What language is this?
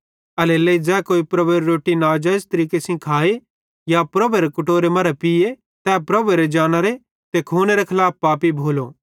Bhadrawahi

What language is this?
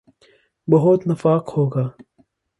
Urdu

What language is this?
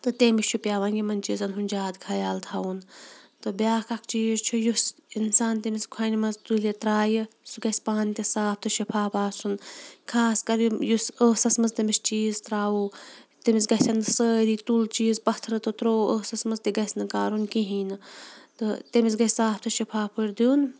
Kashmiri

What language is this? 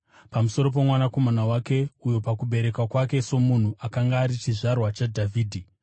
Shona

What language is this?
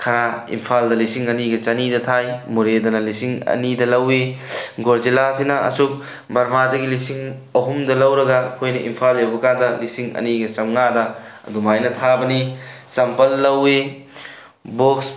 Manipuri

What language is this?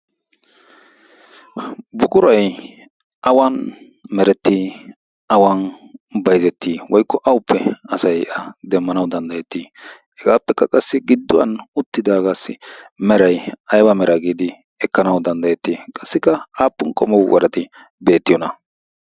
Wolaytta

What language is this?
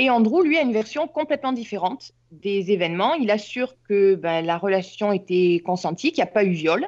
French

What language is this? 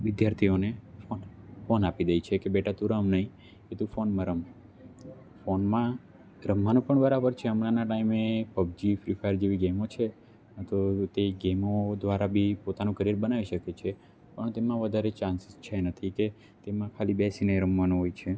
Gujarati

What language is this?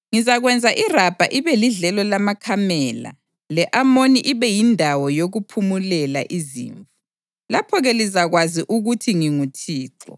North Ndebele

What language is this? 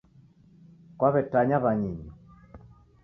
Taita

